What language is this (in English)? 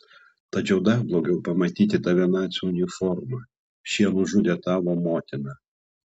Lithuanian